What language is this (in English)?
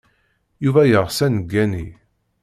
Kabyle